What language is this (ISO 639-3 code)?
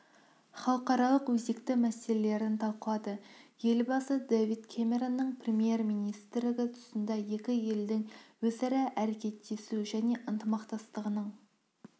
kaz